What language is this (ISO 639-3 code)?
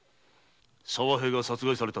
jpn